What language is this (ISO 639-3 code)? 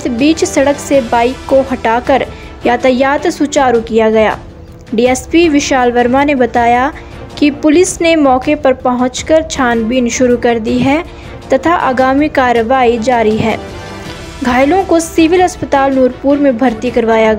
hin